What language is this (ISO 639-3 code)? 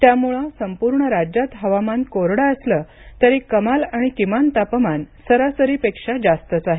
mar